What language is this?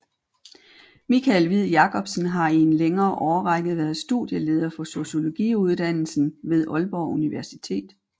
Danish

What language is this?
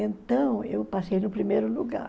Portuguese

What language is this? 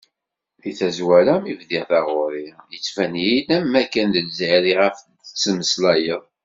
Kabyle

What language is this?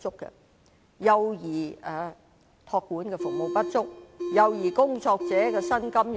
Cantonese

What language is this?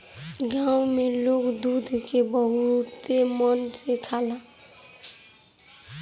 Bhojpuri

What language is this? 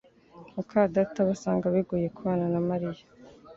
Kinyarwanda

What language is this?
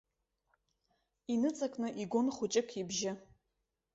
Abkhazian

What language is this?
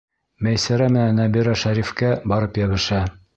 Bashkir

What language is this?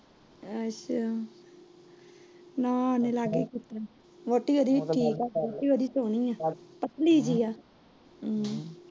Punjabi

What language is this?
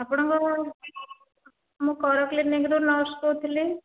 Odia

